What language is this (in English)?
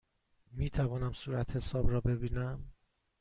Persian